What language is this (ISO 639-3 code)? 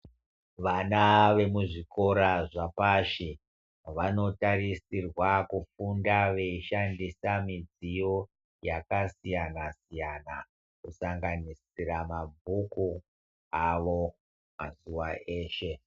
ndc